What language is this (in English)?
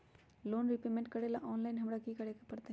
Magahi